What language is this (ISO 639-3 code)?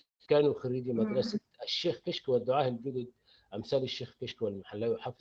ara